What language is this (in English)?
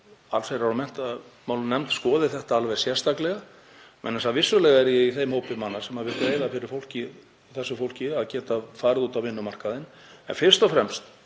Icelandic